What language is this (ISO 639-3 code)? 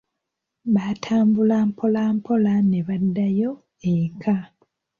lug